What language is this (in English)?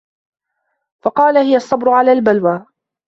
Arabic